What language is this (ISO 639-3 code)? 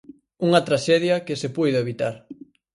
glg